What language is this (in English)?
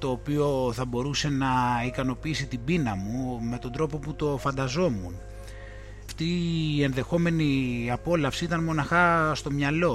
Greek